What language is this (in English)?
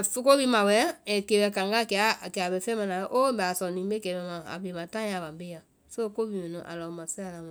Vai